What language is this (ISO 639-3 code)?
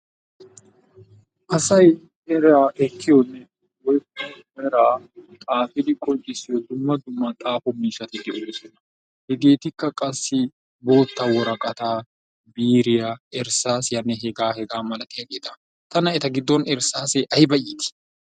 wal